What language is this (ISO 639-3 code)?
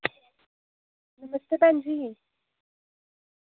doi